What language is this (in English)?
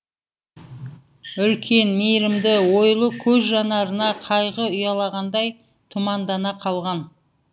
Kazakh